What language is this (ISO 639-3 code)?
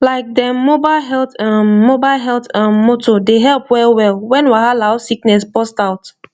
pcm